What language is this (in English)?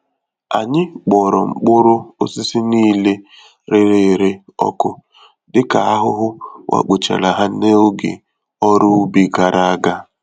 Igbo